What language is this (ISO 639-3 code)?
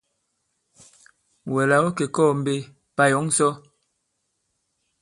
abb